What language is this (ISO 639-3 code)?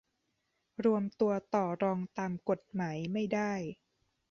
tha